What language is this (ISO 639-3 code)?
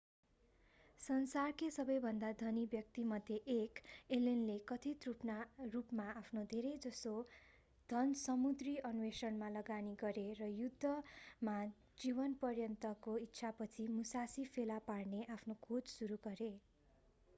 nep